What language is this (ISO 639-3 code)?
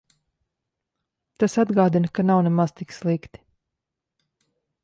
lav